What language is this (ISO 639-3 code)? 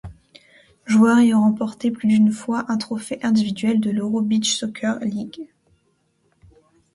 fra